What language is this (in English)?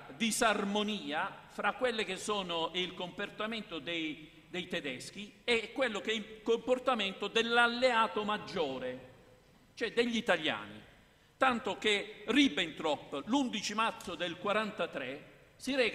Italian